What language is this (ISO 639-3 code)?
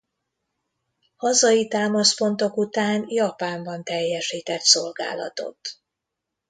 hun